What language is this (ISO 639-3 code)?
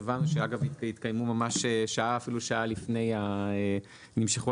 heb